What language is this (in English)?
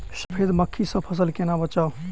Maithili